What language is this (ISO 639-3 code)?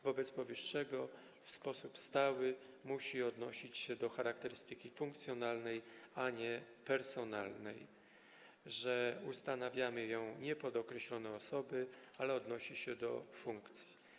pol